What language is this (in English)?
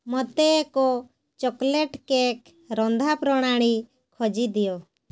Odia